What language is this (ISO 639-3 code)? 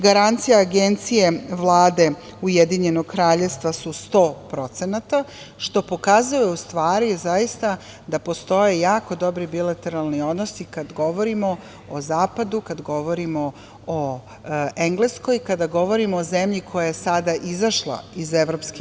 srp